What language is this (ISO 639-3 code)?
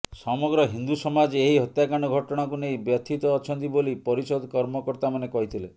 ori